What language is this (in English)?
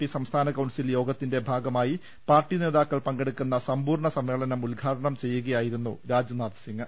Malayalam